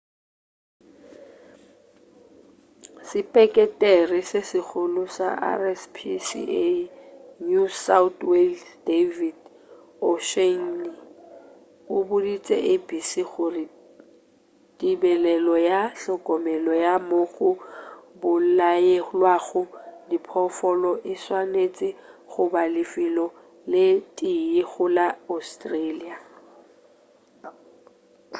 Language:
Northern Sotho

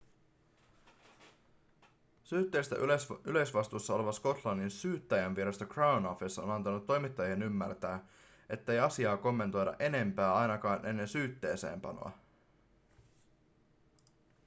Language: Finnish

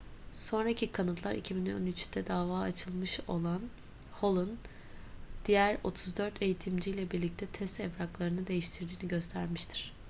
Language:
Turkish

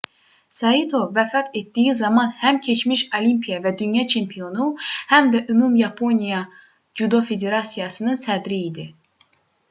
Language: Azerbaijani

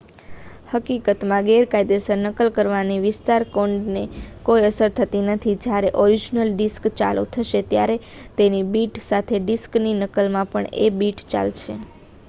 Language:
Gujarati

